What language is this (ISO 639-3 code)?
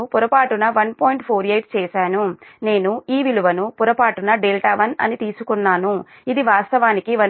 tel